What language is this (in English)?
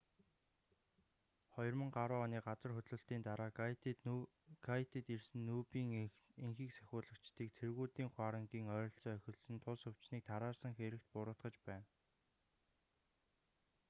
Mongolian